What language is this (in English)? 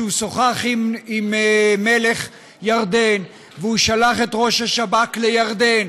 Hebrew